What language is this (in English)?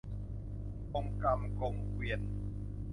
Thai